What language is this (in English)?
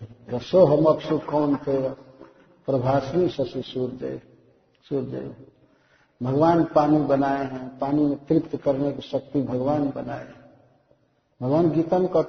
Hindi